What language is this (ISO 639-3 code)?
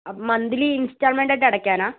mal